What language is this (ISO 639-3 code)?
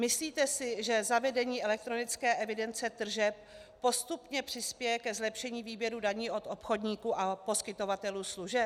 ces